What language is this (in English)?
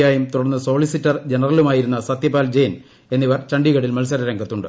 Malayalam